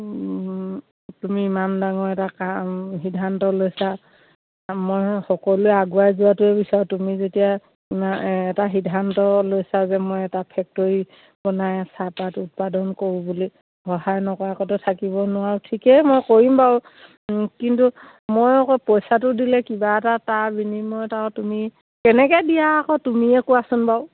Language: Assamese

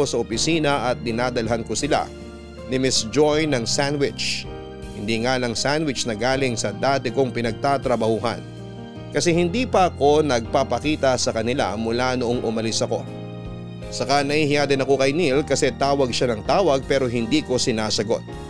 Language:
Filipino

